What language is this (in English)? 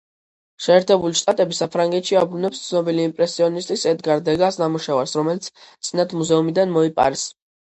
Georgian